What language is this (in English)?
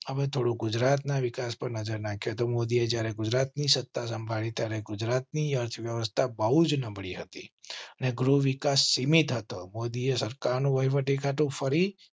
Gujarati